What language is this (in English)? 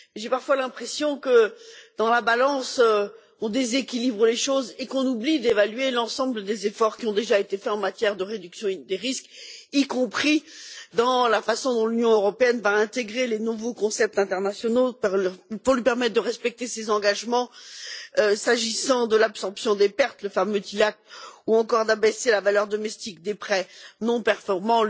French